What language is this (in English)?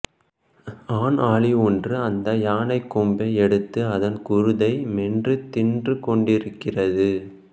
Tamil